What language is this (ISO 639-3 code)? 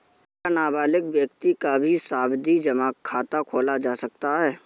hin